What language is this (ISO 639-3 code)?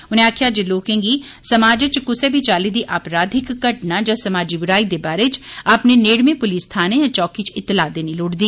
doi